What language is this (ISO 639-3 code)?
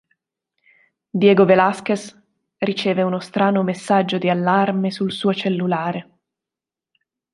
ita